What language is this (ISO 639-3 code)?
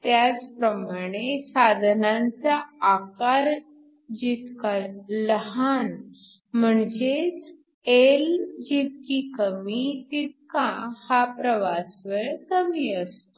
mar